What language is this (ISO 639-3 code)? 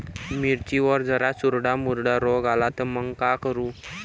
mar